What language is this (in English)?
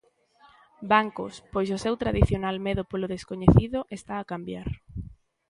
Galician